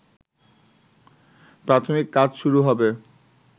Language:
Bangla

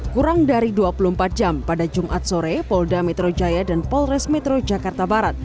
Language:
Indonesian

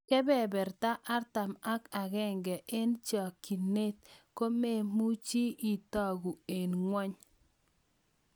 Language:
Kalenjin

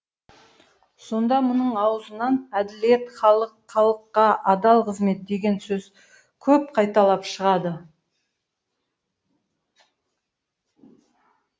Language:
Kazakh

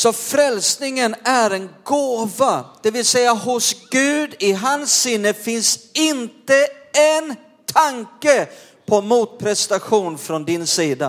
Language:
Swedish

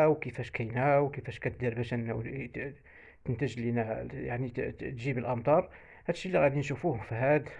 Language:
Arabic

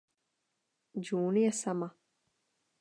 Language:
Czech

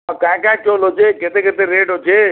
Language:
Odia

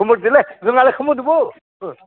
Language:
Bodo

